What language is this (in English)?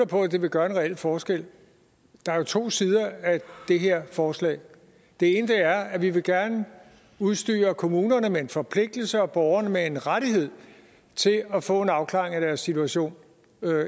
Danish